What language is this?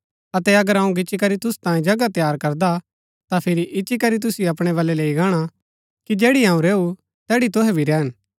Gaddi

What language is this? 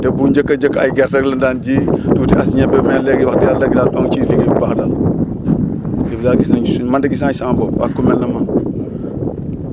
Wolof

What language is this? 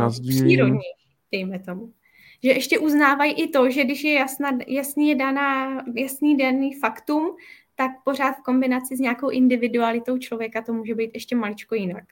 Czech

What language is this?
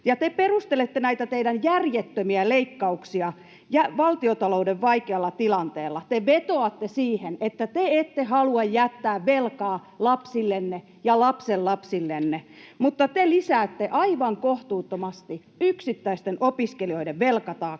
Finnish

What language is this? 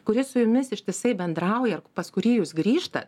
Lithuanian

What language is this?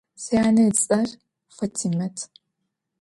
Adyghe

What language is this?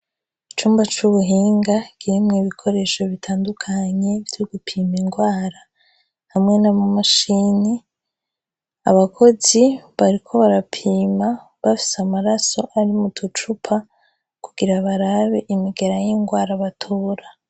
Rundi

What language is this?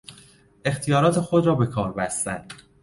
Persian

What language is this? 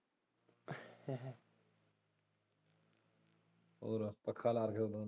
Punjabi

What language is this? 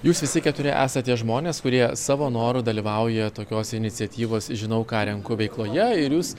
Lithuanian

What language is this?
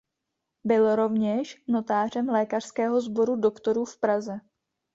Czech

